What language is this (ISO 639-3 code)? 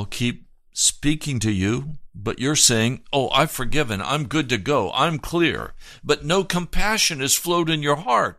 eng